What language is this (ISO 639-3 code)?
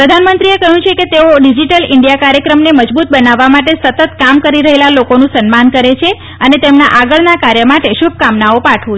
guj